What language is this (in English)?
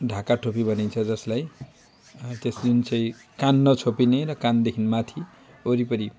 Nepali